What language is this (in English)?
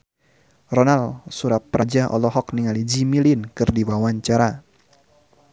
Sundanese